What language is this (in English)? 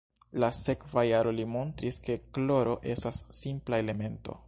Esperanto